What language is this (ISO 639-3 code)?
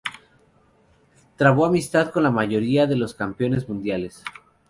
spa